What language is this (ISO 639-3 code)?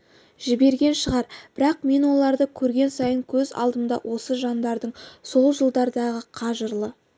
kaz